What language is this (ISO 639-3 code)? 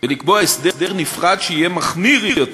heb